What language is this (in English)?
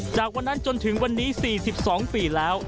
Thai